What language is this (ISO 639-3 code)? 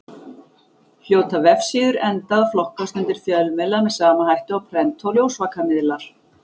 isl